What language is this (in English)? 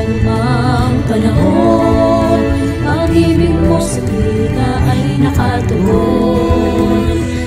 Indonesian